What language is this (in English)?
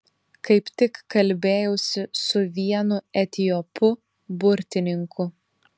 Lithuanian